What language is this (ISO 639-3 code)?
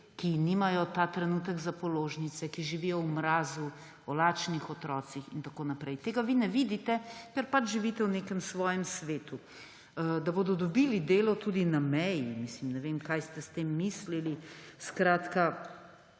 slv